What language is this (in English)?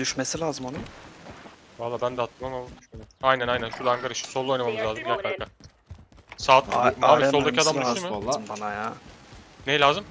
Turkish